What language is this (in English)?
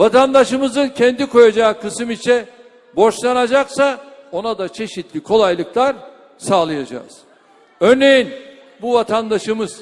Turkish